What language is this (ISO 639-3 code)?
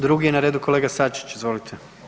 hrv